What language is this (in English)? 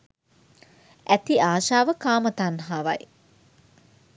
Sinhala